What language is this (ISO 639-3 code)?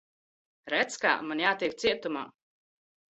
lav